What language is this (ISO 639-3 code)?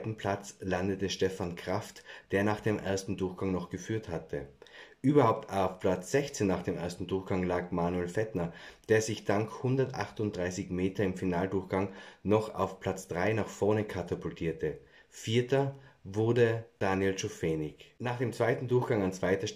deu